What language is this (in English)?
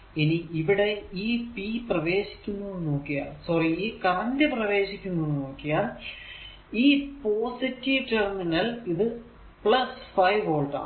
Malayalam